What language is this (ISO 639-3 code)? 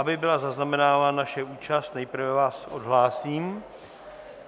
ces